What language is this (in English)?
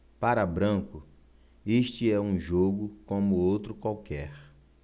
Portuguese